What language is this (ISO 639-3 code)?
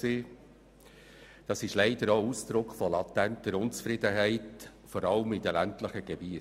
gsw